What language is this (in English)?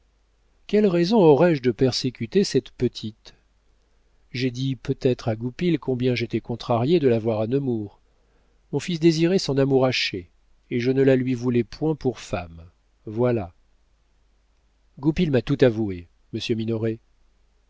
French